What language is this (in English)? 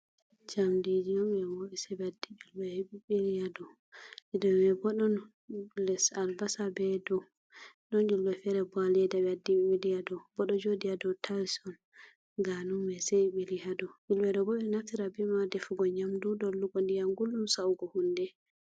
Fula